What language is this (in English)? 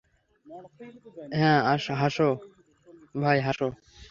Bangla